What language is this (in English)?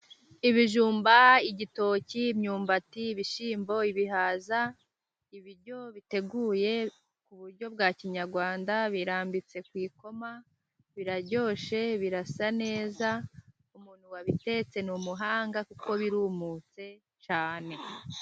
Kinyarwanda